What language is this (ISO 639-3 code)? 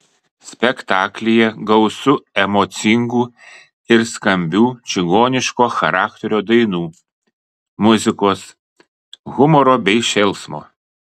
lit